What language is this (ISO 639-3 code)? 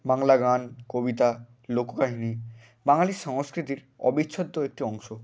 ben